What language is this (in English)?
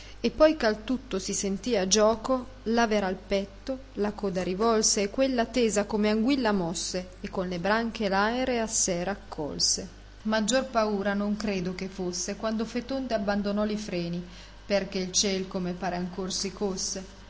Italian